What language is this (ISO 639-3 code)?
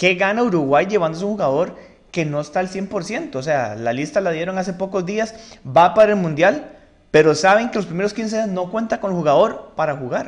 spa